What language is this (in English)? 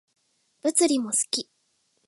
Japanese